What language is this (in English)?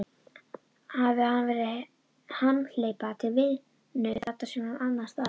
Icelandic